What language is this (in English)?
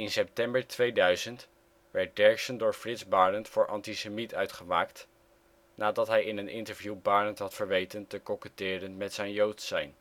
Dutch